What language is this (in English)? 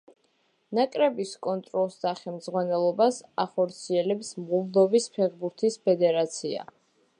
Georgian